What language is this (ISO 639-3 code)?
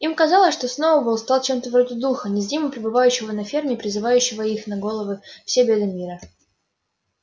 rus